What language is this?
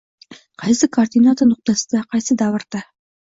Uzbek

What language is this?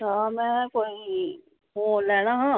Dogri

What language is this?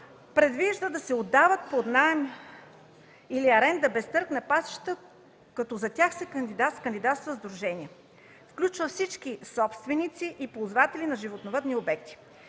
Bulgarian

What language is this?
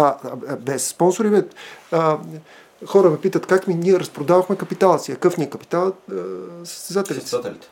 Bulgarian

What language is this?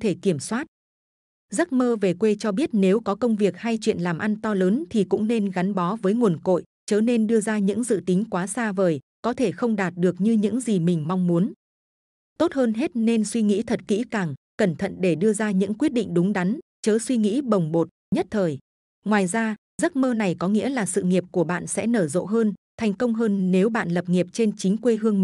Vietnamese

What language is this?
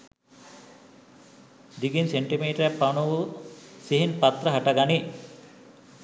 Sinhala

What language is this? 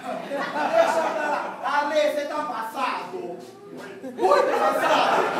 Portuguese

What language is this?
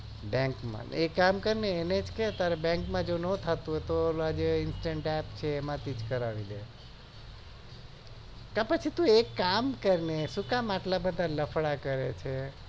Gujarati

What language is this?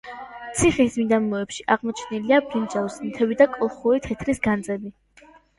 Georgian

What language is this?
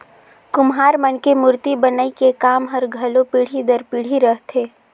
Chhattisgarhi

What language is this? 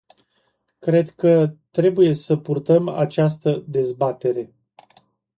Romanian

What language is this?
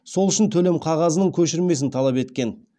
Kazakh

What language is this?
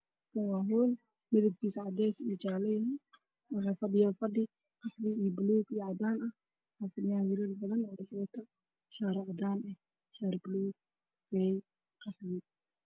Somali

